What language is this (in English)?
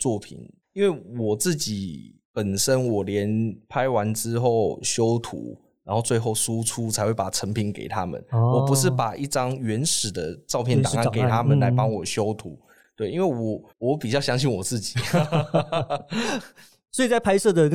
Chinese